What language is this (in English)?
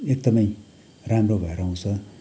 Nepali